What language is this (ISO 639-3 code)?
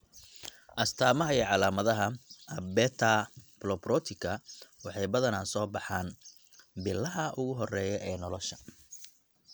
som